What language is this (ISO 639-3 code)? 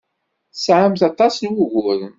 kab